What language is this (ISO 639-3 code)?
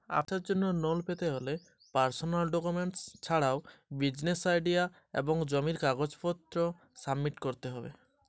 ben